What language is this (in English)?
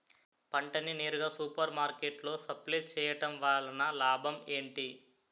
Telugu